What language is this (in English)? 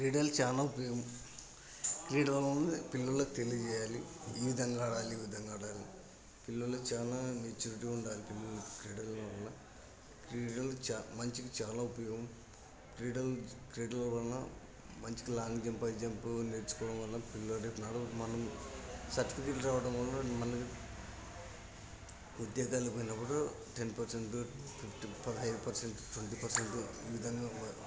Telugu